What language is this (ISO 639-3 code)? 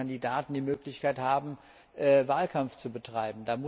deu